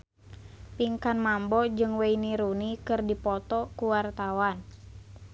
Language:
Sundanese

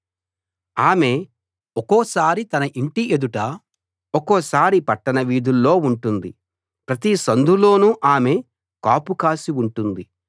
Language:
Telugu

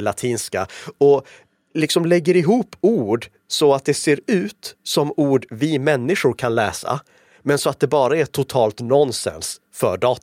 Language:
Swedish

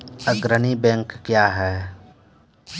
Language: Maithili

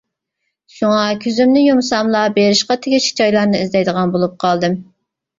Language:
Uyghur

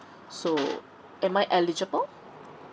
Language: English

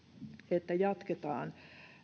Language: Finnish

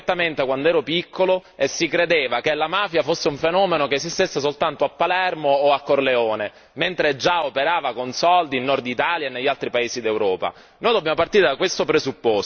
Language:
Italian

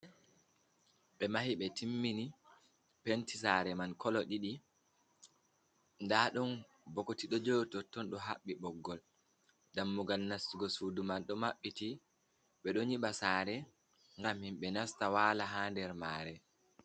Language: Fula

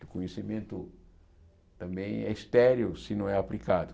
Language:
Portuguese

